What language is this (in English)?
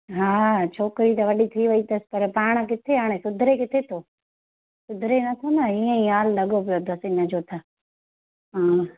Sindhi